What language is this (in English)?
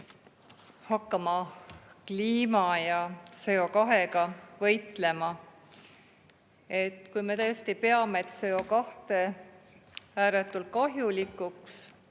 Estonian